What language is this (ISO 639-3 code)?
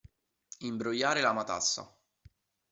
ita